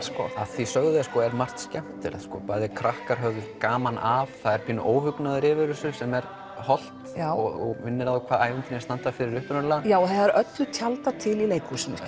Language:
Icelandic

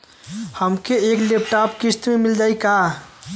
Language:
Bhojpuri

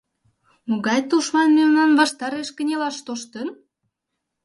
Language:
Mari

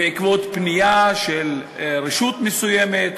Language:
Hebrew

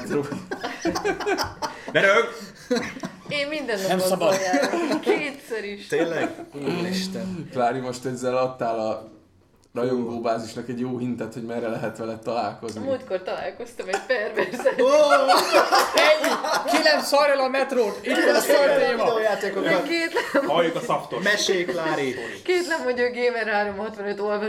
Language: Hungarian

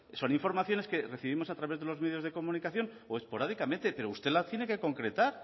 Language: Spanish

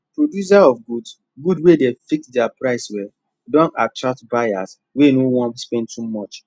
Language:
Nigerian Pidgin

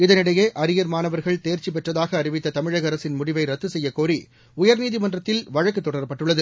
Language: Tamil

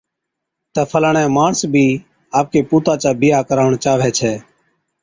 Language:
Od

